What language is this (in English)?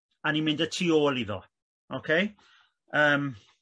Welsh